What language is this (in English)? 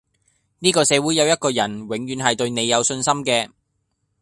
Cantonese